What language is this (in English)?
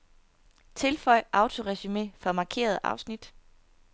Danish